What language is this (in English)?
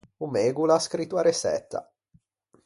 Ligurian